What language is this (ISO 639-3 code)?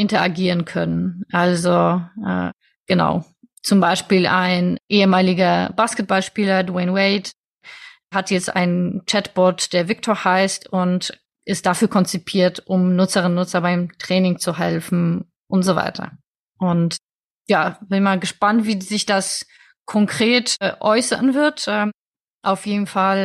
deu